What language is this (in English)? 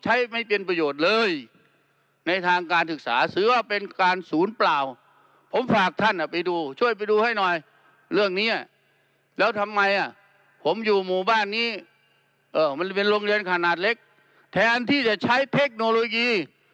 Thai